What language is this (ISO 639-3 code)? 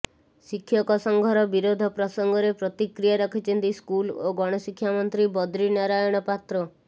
ori